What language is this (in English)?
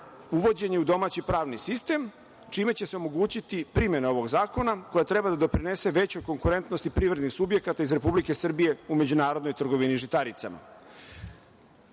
Serbian